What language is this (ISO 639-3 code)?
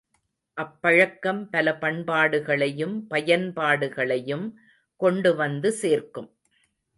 tam